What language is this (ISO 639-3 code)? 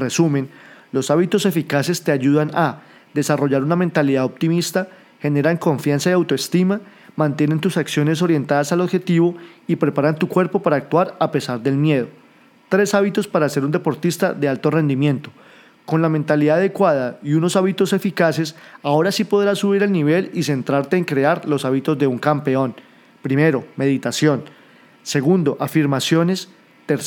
spa